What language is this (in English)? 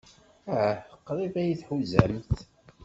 Kabyle